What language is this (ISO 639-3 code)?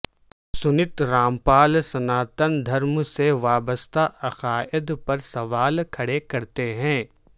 urd